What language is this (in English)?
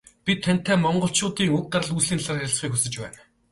Mongolian